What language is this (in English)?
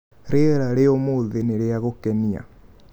Kikuyu